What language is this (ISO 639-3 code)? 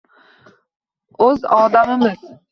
uzb